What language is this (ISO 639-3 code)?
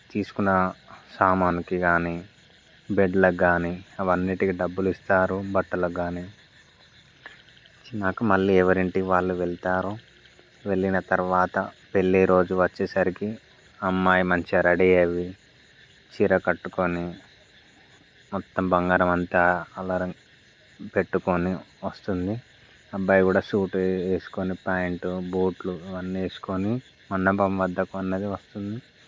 tel